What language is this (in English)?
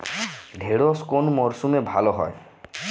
Bangla